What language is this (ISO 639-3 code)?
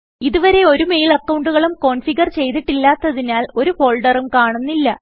mal